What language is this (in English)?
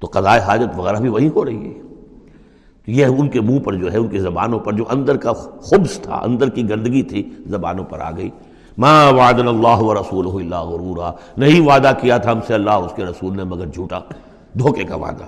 Urdu